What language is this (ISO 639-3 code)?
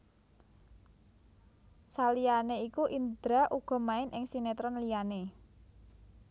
jav